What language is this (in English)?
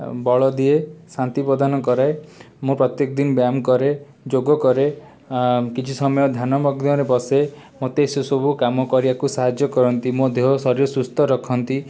Odia